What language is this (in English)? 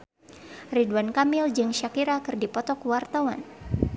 Sundanese